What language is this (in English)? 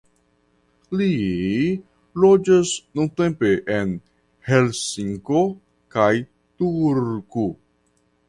Esperanto